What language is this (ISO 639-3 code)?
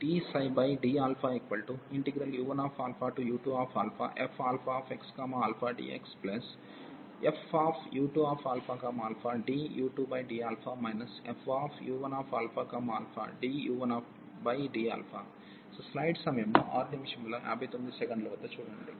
tel